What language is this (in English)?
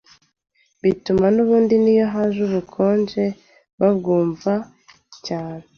Kinyarwanda